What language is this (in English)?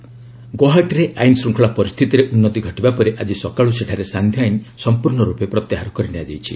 Odia